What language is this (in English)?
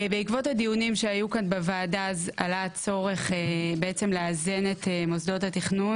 Hebrew